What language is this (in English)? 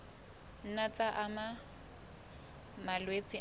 Southern Sotho